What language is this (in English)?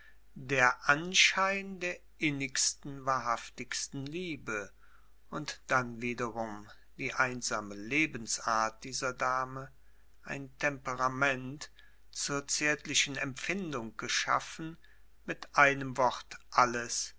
German